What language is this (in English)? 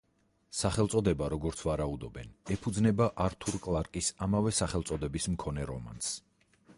Georgian